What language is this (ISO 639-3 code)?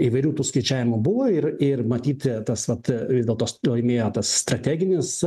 lit